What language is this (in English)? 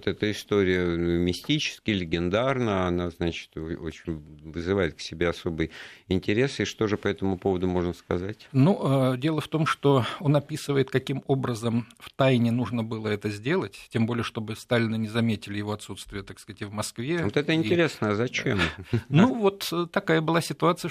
Russian